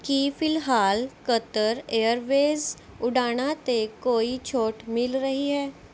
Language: Punjabi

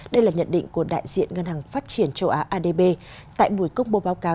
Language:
Vietnamese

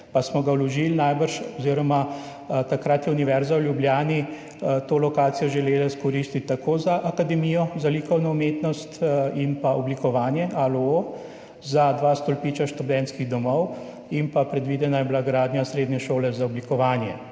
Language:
Slovenian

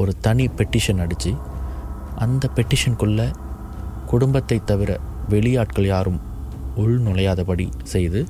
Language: Tamil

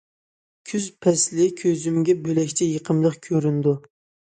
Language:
Uyghur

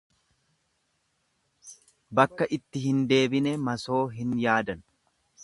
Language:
Oromo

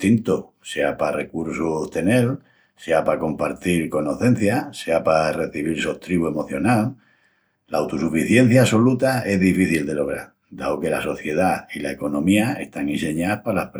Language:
Extremaduran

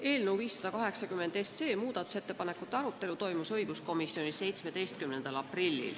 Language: Estonian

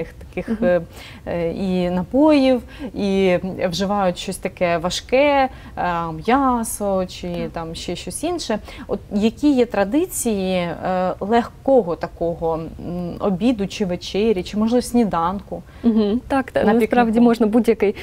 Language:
Ukrainian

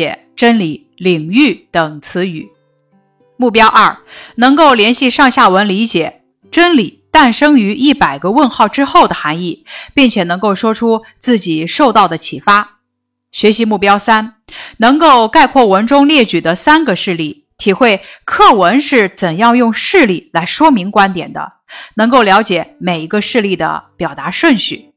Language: Chinese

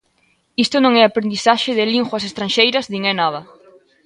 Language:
Galician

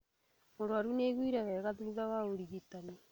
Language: Kikuyu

